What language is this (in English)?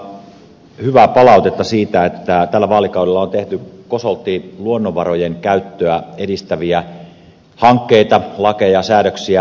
Finnish